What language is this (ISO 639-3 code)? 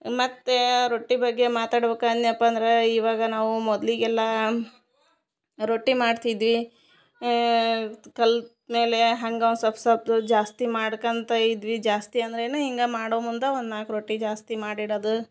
kan